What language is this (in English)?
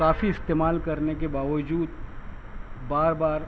Urdu